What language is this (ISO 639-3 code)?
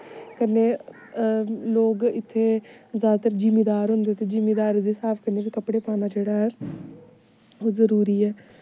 doi